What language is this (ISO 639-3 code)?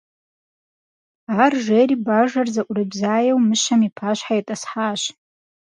kbd